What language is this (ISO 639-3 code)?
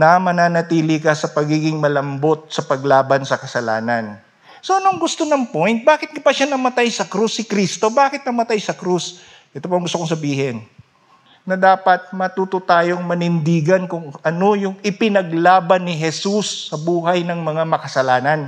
fil